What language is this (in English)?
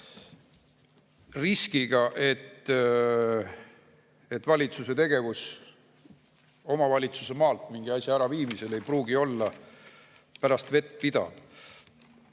Estonian